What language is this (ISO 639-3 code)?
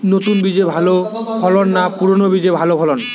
ben